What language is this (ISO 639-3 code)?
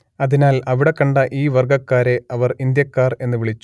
mal